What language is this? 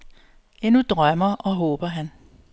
Danish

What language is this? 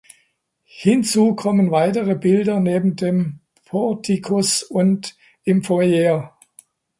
German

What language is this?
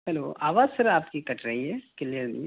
Urdu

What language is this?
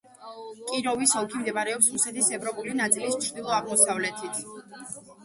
Georgian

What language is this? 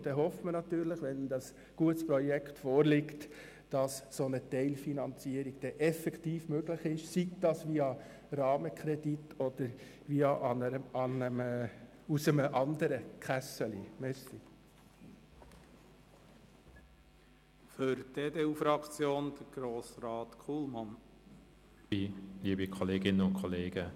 Swiss German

